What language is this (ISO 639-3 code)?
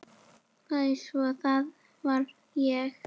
isl